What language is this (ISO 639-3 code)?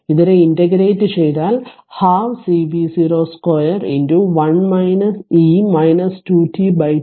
mal